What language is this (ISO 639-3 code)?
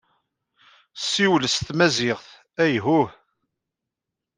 kab